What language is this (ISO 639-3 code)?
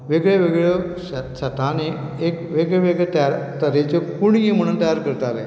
kok